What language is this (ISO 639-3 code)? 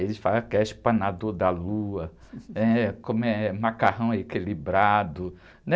por